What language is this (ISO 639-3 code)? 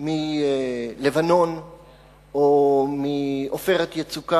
heb